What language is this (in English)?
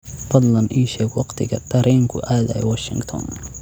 Somali